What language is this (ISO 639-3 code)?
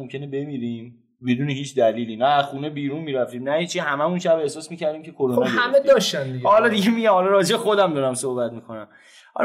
fas